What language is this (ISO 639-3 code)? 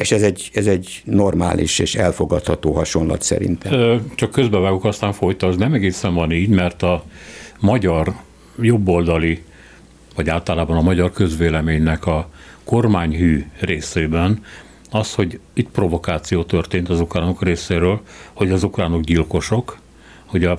hun